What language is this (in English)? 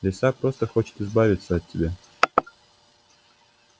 Russian